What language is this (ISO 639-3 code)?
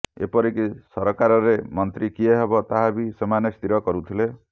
ori